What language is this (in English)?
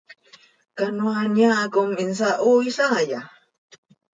Seri